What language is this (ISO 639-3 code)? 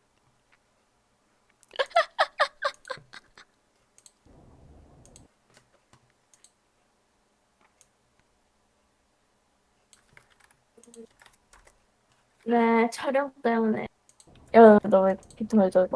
kor